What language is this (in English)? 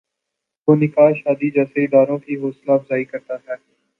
Urdu